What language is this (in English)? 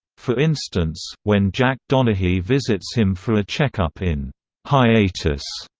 English